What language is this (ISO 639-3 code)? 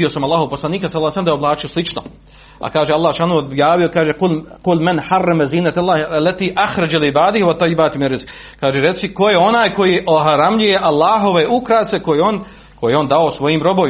hrv